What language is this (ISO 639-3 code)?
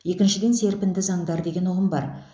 kaz